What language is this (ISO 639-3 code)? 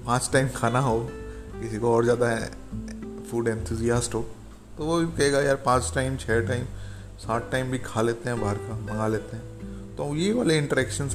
hin